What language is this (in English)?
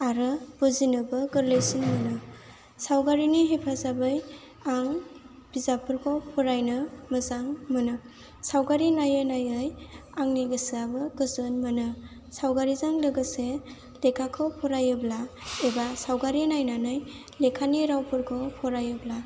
Bodo